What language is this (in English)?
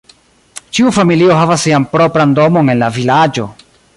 Esperanto